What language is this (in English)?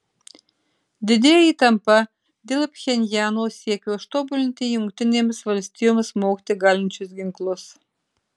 Lithuanian